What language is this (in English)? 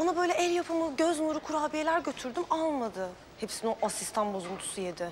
Turkish